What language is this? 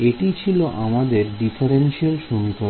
Bangla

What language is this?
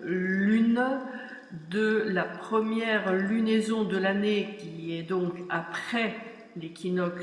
French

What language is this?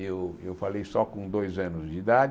Portuguese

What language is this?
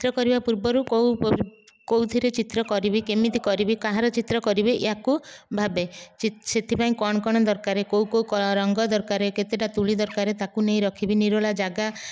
Odia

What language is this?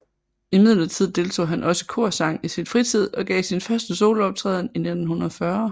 Danish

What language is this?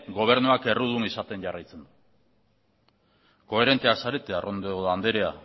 Basque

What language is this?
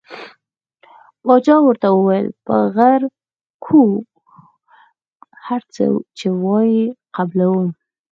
Pashto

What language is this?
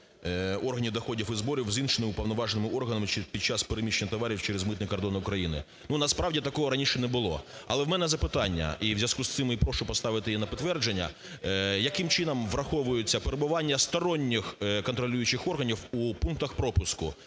Ukrainian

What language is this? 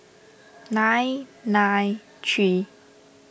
English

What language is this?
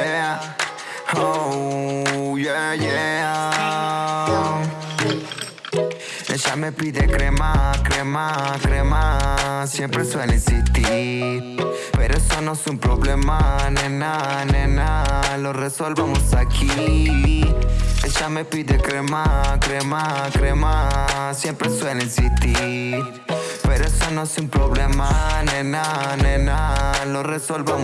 Spanish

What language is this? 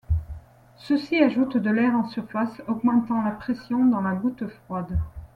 French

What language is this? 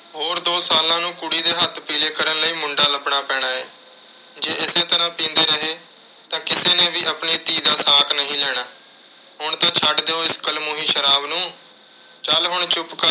Punjabi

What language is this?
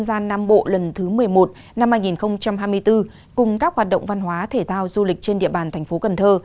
Vietnamese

